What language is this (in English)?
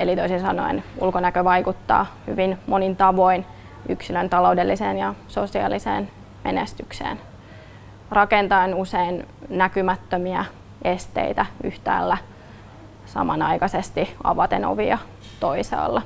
Finnish